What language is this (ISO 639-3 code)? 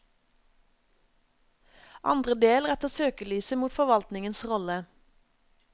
nor